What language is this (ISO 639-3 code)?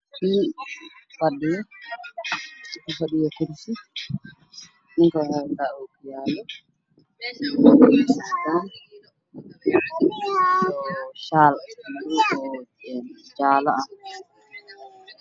som